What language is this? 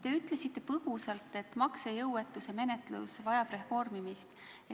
Estonian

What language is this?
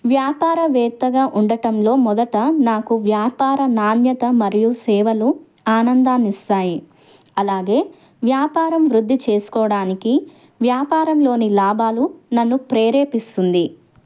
Telugu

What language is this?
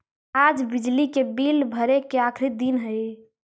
Magahi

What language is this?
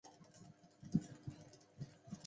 Chinese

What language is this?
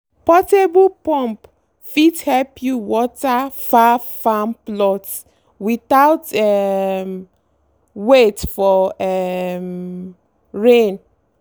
Nigerian Pidgin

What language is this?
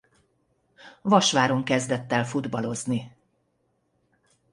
Hungarian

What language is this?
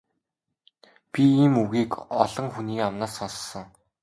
Mongolian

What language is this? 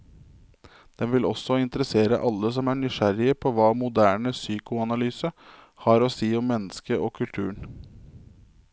Norwegian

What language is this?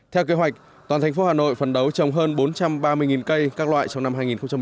Vietnamese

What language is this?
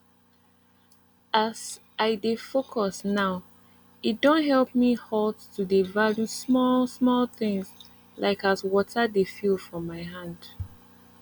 Nigerian Pidgin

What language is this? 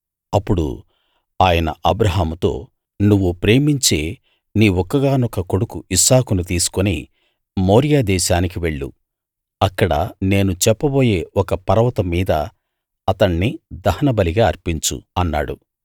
Telugu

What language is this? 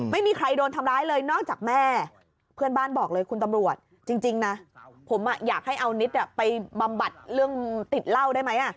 Thai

